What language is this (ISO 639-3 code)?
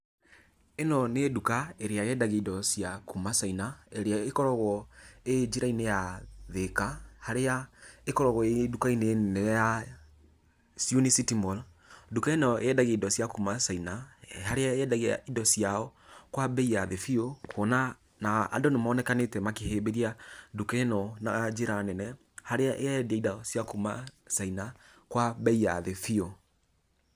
kik